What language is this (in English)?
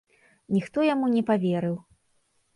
Belarusian